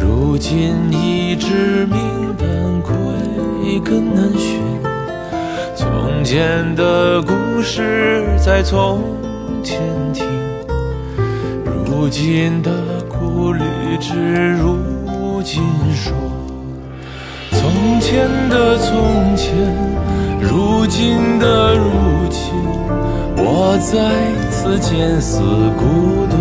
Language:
Chinese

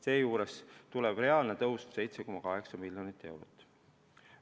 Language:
Estonian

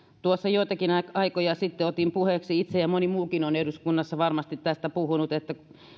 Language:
Finnish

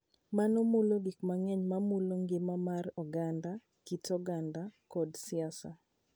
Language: Luo (Kenya and Tanzania)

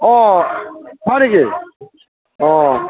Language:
Assamese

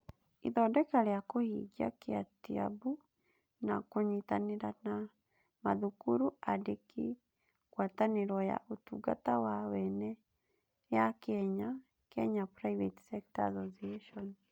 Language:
Kikuyu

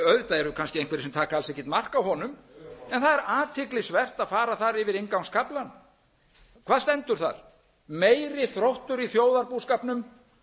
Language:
Icelandic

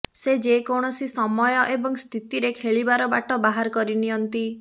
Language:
Odia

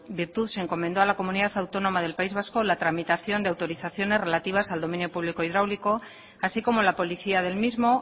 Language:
Spanish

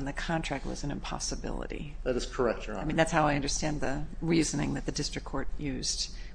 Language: English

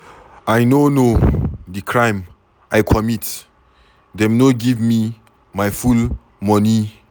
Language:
Nigerian Pidgin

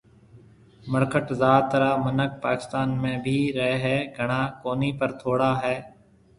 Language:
Marwari (Pakistan)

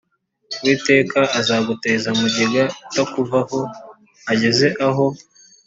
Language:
Kinyarwanda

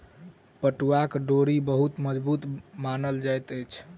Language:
Maithili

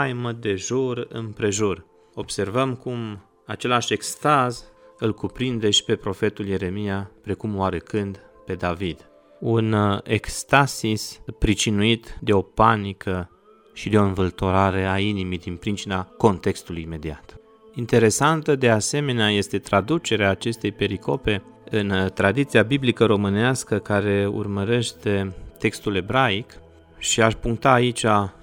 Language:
Romanian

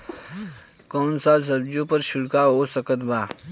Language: Bhojpuri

